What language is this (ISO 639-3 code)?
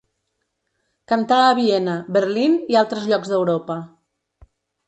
cat